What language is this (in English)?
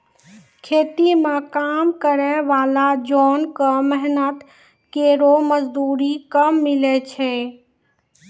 Maithili